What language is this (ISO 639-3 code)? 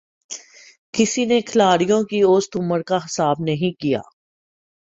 urd